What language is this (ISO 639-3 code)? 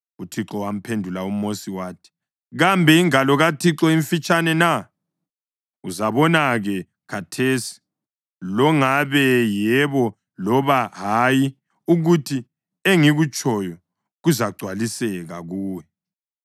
nde